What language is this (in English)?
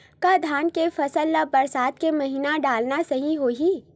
Chhattisgarhi